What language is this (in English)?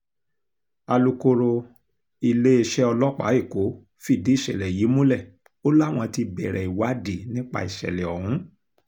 Yoruba